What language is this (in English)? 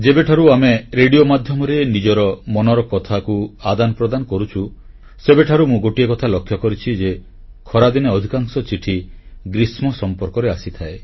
Odia